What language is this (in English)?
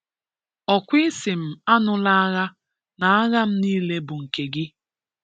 Igbo